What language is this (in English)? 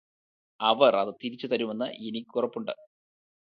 Malayalam